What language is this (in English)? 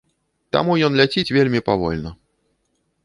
Belarusian